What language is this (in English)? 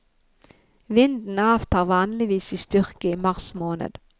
Norwegian